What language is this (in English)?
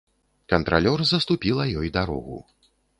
Belarusian